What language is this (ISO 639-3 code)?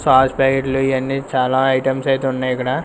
tel